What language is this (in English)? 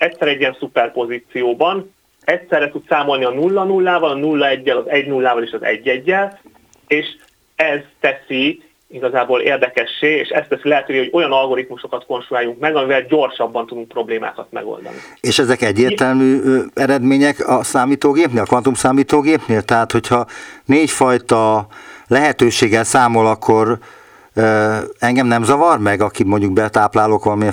Hungarian